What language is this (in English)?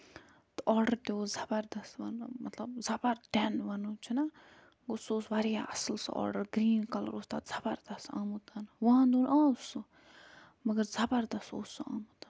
Kashmiri